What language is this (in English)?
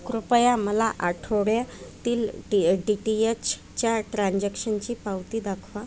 Marathi